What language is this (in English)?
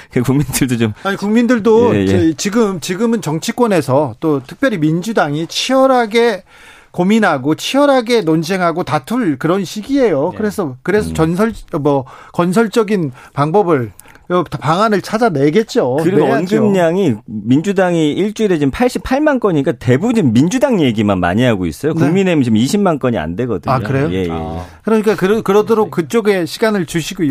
Korean